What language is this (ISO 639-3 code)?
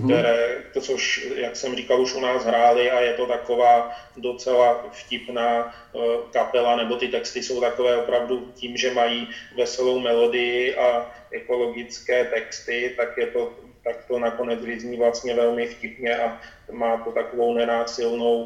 ces